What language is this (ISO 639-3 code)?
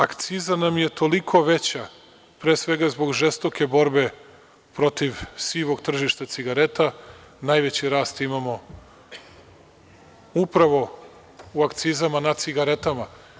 srp